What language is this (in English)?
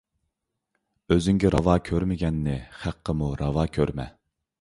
Uyghur